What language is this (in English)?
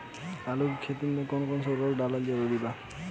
Bhojpuri